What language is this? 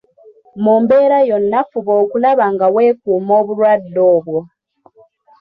Ganda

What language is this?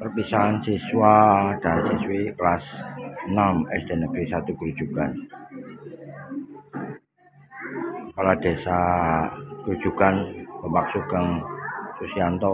Indonesian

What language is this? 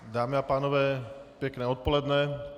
Czech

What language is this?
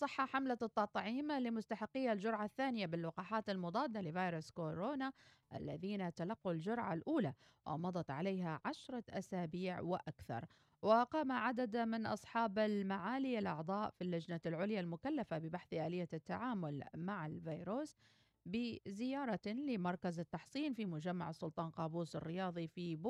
Arabic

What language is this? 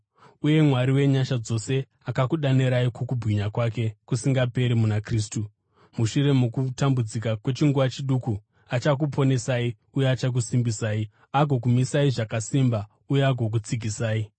Shona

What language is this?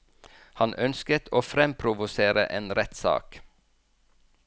Norwegian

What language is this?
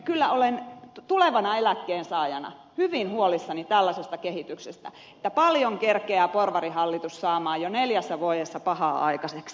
Finnish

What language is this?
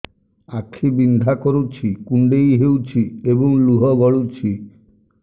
Odia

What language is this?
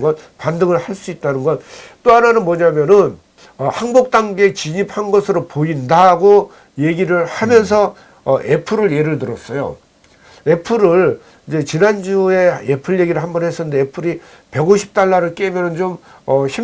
Korean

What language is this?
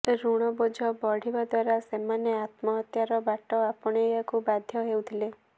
Odia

